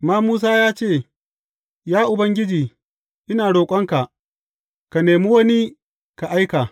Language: Hausa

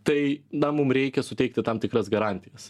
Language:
Lithuanian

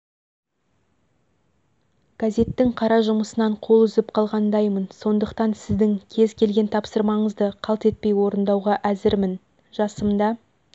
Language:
Kazakh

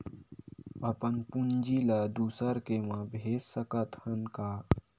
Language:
Chhattisgarhi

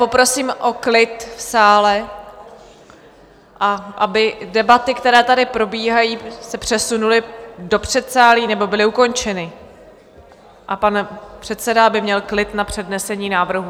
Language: Czech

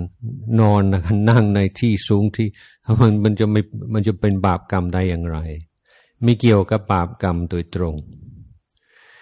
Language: Thai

